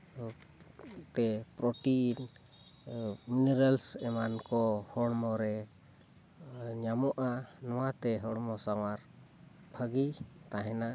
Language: Santali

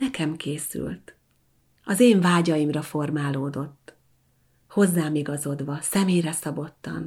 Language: Hungarian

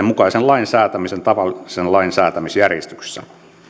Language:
Finnish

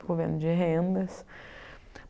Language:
Portuguese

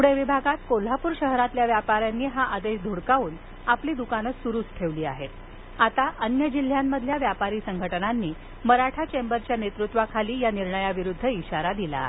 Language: Marathi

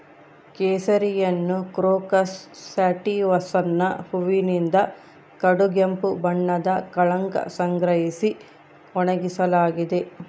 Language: Kannada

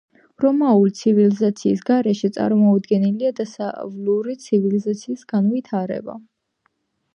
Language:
Georgian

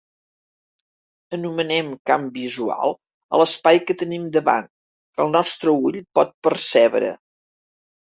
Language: Catalan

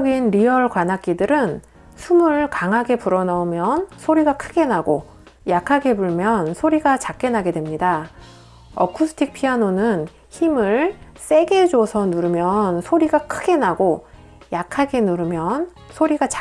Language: Korean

